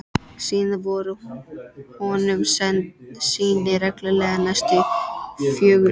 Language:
Icelandic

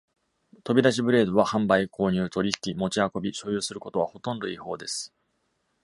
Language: Japanese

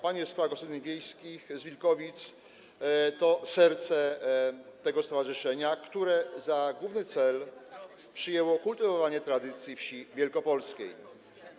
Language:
Polish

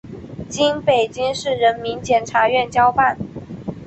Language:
Chinese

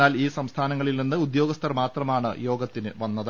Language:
Malayalam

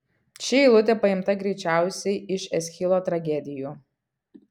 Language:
Lithuanian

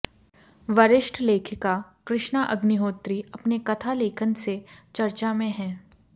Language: Hindi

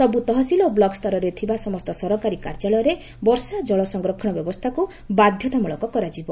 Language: Odia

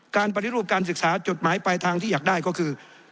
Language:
Thai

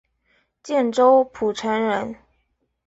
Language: Chinese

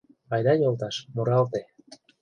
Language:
Mari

